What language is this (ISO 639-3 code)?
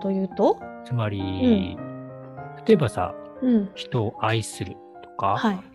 jpn